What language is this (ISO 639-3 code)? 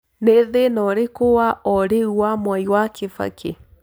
kik